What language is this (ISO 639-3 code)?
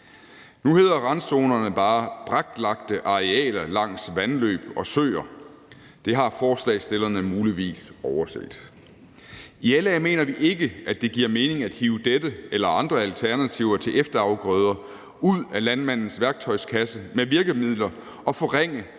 dan